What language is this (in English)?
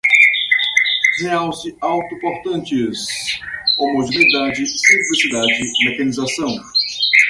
Portuguese